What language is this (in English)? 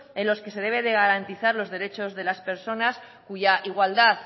Spanish